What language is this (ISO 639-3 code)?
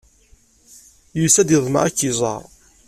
kab